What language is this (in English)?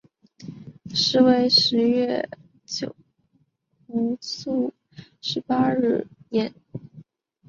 Chinese